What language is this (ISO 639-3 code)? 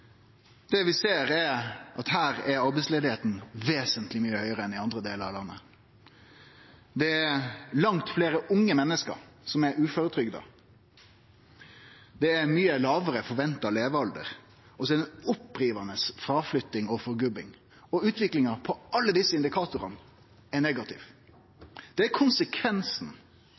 nno